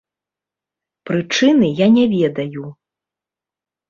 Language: Belarusian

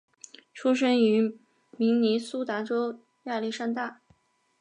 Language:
Chinese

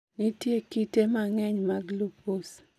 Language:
Luo (Kenya and Tanzania)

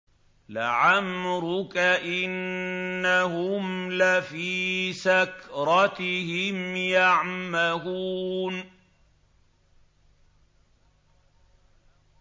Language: Arabic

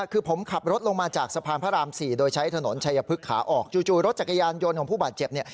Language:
Thai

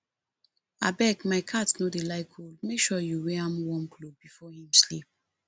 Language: Nigerian Pidgin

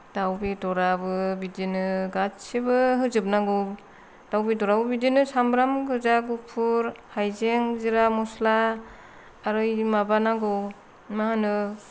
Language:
Bodo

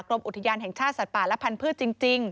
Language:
Thai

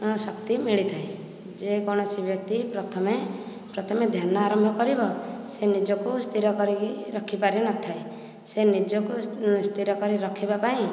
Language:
Odia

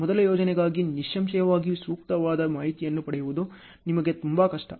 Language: Kannada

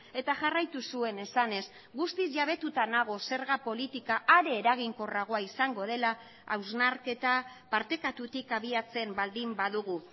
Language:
Basque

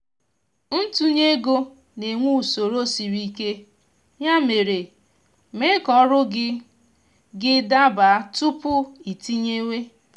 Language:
Igbo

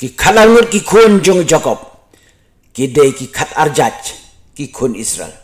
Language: Indonesian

